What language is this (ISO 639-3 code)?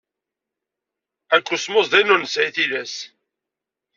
kab